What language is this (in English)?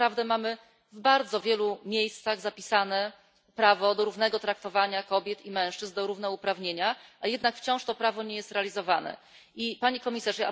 Polish